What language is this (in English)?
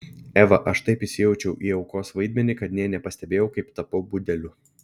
Lithuanian